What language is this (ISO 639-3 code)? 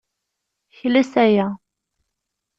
kab